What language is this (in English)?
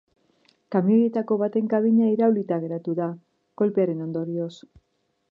Basque